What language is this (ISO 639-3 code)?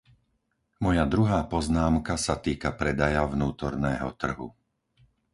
slk